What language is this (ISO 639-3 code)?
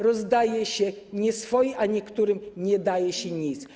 pol